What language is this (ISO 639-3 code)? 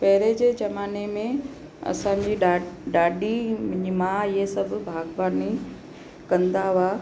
snd